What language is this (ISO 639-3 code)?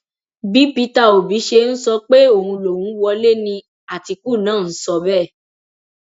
yor